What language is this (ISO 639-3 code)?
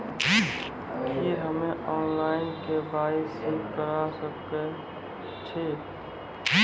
mai